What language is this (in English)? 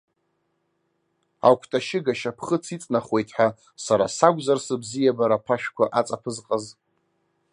Abkhazian